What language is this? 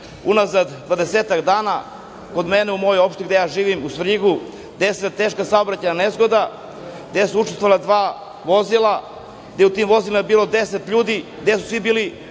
Serbian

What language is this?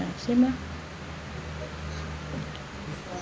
English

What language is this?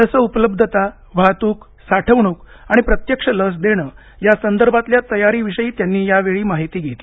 Marathi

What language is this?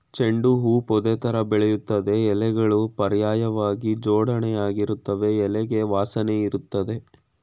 Kannada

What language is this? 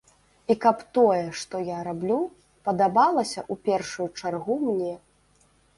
Belarusian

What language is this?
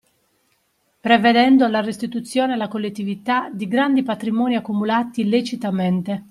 Italian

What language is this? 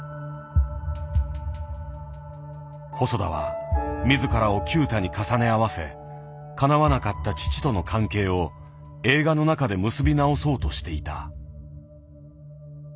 Japanese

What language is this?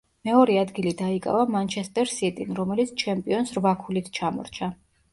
Georgian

